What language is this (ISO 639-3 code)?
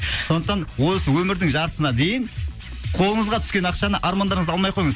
kaz